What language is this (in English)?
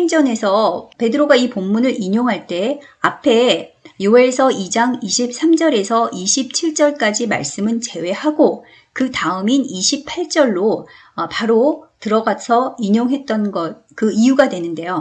Korean